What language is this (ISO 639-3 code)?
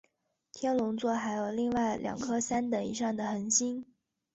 zho